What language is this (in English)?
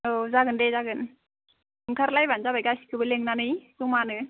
Bodo